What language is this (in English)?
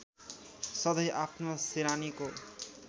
Nepali